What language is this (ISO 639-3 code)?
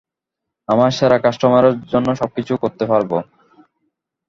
ben